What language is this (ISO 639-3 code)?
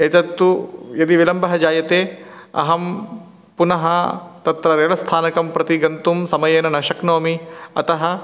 san